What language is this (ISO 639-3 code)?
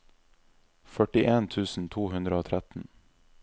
nor